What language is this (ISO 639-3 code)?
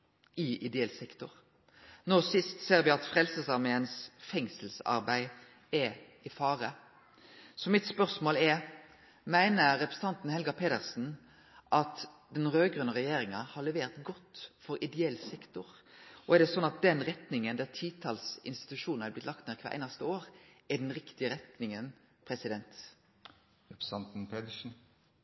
nno